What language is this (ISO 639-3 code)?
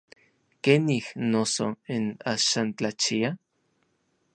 nlv